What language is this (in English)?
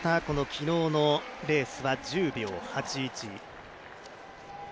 Japanese